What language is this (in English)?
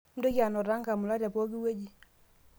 Masai